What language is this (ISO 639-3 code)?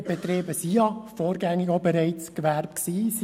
gsw